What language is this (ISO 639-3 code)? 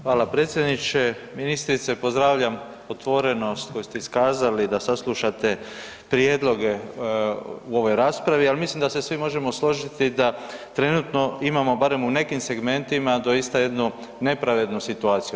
hrv